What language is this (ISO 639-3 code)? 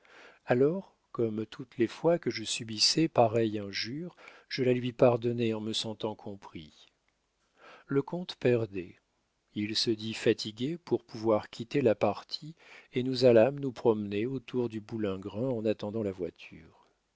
fra